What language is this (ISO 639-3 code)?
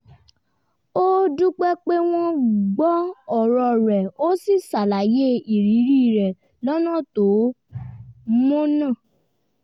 yor